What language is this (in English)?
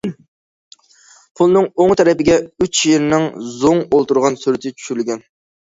Uyghur